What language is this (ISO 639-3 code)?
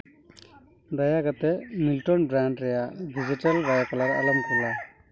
sat